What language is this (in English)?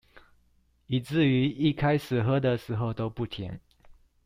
Chinese